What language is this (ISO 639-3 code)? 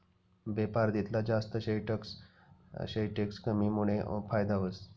mar